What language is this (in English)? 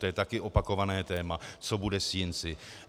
Czech